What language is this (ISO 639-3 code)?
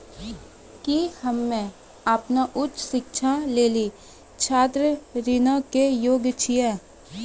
mai